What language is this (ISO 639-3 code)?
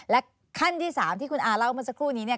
tha